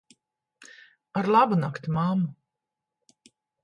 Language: Latvian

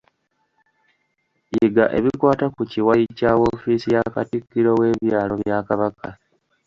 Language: Ganda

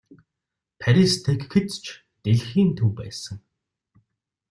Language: Mongolian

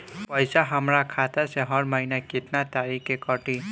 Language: Bhojpuri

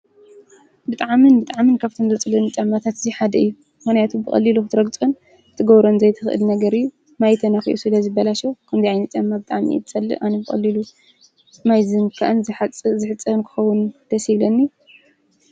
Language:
Tigrinya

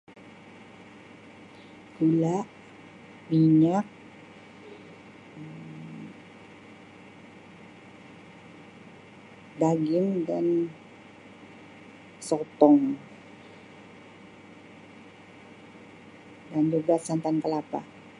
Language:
Sabah Malay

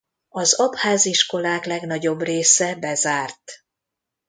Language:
Hungarian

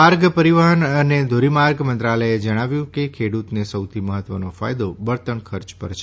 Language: Gujarati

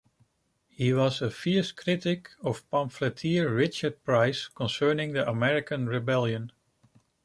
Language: English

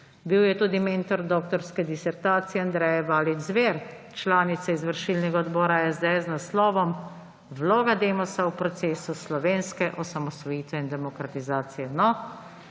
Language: Slovenian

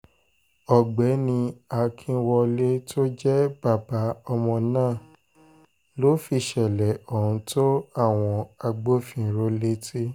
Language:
Yoruba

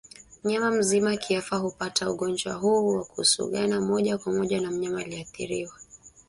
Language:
Swahili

